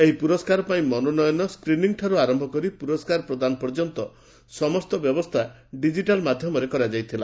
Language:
Odia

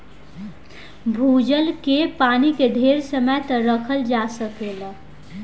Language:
Bhojpuri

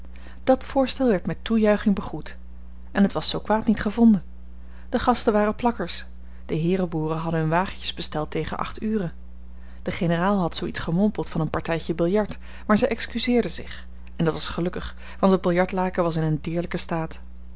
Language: Dutch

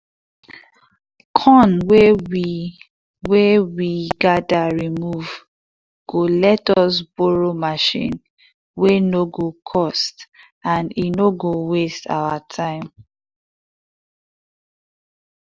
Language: Nigerian Pidgin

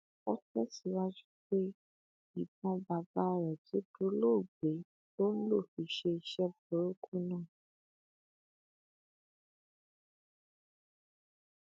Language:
Yoruba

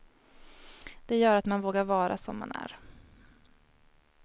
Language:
Swedish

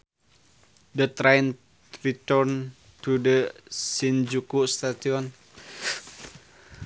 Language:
Sundanese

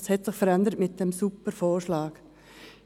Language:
Swiss German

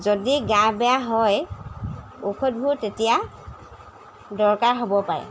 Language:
Assamese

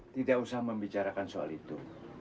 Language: Indonesian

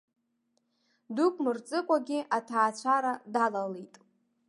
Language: Abkhazian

